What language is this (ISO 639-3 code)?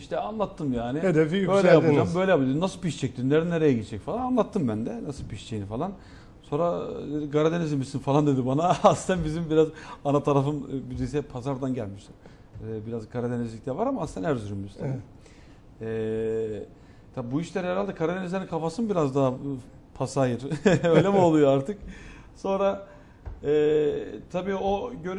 tur